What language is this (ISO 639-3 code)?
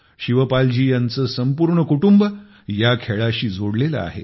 mar